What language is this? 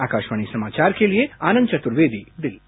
Hindi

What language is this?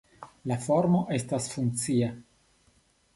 Esperanto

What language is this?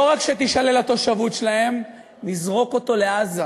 Hebrew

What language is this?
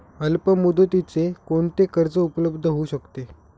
Marathi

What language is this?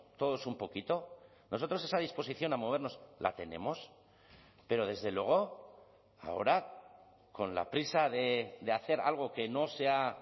Spanish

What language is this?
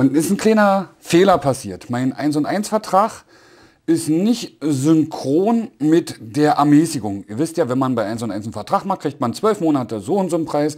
German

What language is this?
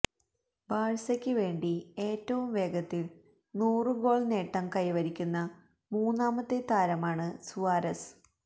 Malayalam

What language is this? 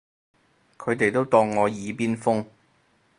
Cantonese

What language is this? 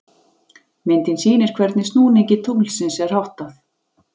Icelandic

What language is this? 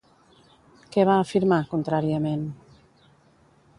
Catalan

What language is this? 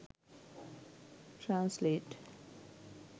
Sinhala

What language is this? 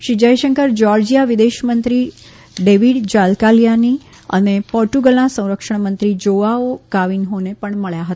Gujarati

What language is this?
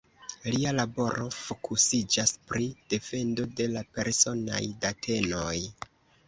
Esperanto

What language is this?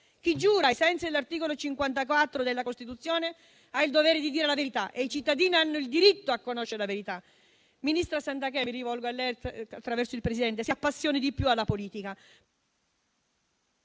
Italian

